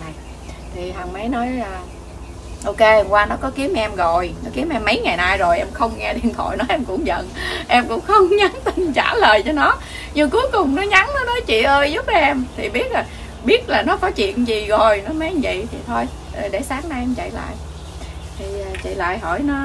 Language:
Vietnamese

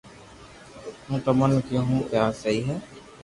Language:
Loarki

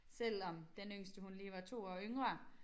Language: Danish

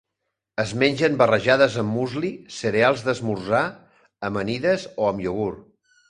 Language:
Catalan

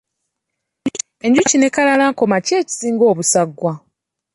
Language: Ganda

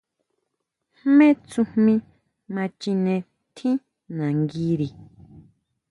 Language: Huautla Mazatec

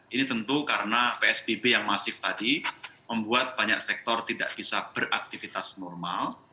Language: Indonesian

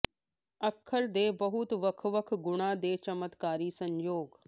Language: Punjabi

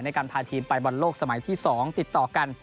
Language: Thai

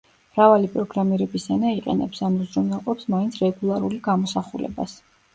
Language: Georgian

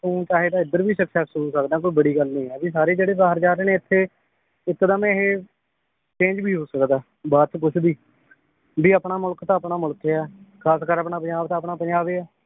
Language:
Punjabi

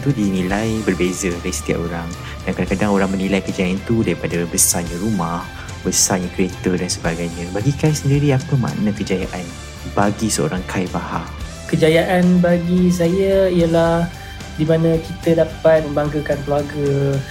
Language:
Malay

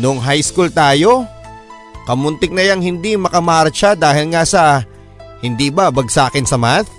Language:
Filipino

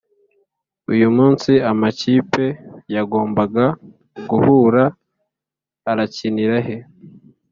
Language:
Kinyarwanda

